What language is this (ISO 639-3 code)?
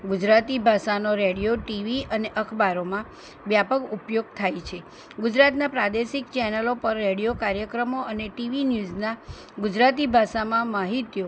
guj